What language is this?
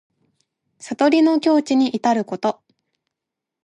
Japanese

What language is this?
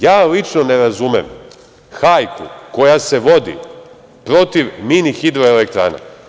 Serbian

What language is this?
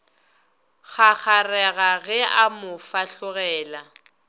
Northern Sotho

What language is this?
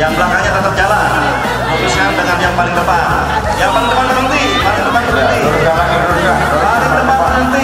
Indonesian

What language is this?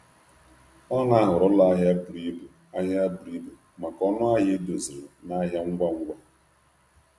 Igbo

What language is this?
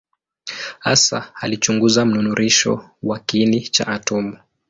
Swahili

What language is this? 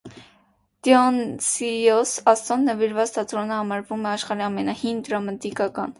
Armenian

